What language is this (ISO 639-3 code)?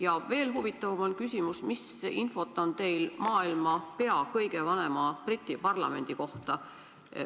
est